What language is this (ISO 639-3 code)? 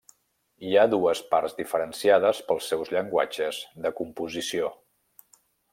cat